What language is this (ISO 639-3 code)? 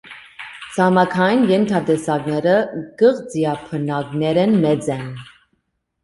hye